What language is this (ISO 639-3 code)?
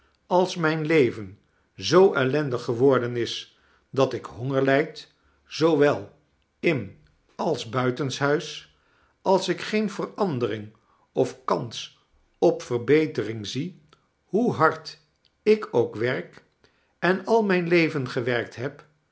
nld